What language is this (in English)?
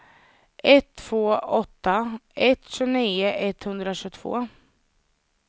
Swedish